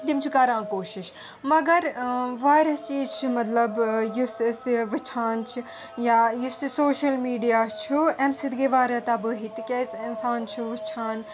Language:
Kashmiri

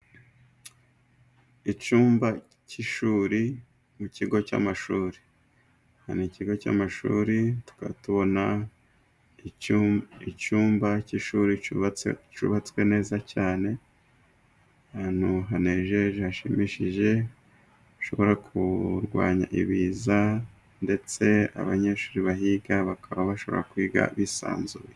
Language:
Kinyarwanda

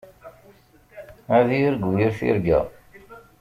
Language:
Kabyle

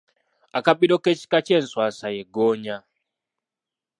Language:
Ganda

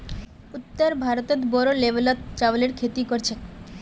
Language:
Magahi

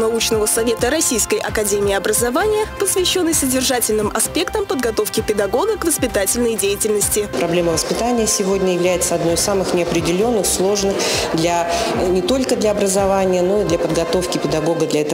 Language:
Russian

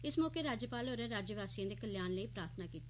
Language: Dogri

